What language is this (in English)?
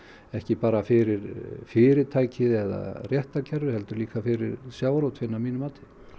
Icelandic